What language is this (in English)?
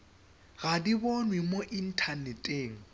Tswana